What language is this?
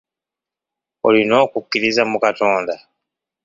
Ganda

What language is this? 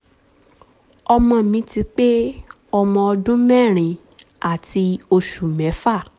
Yoruba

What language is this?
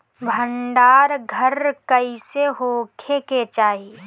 Bhojpuri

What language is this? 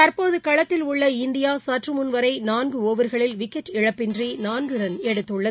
Tamil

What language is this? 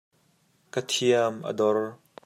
Hakha Chin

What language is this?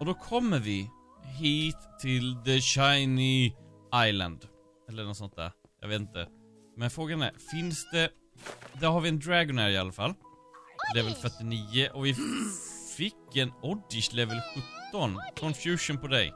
Swedish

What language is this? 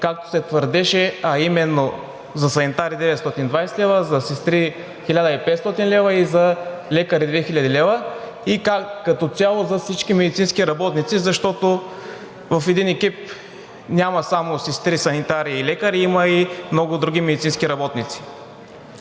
Bulgarian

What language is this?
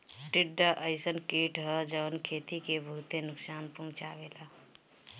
Bhojpuri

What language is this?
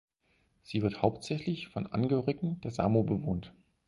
German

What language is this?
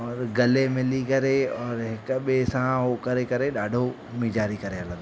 Sindhi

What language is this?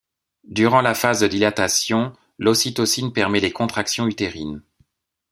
French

